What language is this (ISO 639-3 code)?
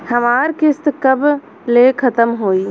bho